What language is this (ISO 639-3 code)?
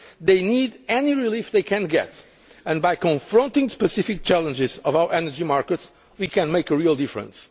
eng